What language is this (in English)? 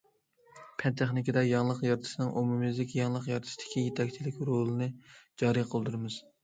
Uyghur